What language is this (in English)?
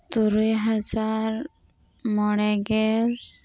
Santali